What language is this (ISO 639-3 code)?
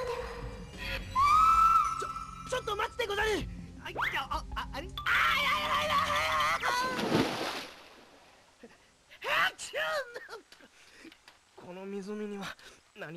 jpn